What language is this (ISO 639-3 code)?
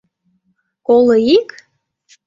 chm